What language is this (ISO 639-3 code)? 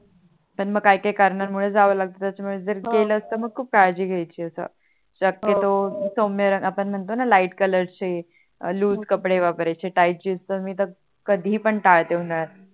mar